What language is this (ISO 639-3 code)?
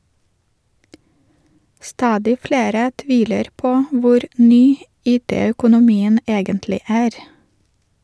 nor